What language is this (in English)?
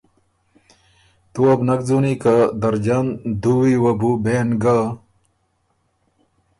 Ormuri